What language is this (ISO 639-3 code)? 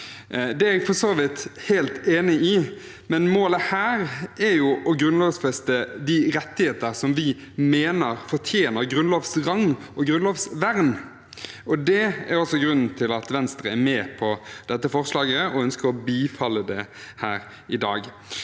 nor